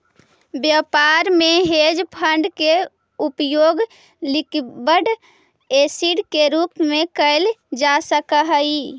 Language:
Magahi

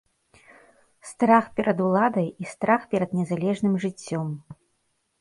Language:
Belarusian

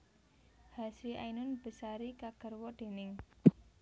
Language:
Javanese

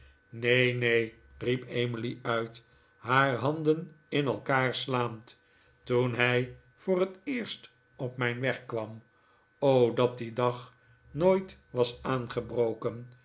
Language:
Dutch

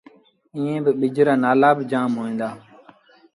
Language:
Sindhi Bhil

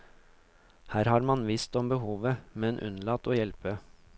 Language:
Norwegian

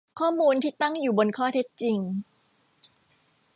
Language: Thai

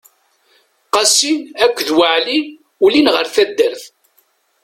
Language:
Kabyle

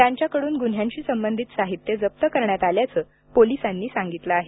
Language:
Marathi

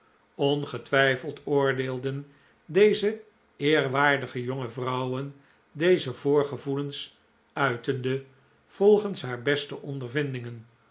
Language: Dutch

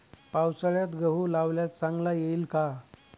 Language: Marathi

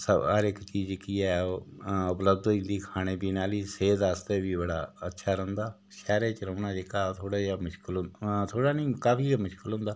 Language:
Dogri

